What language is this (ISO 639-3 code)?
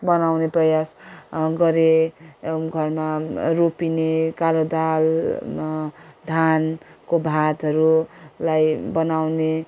nep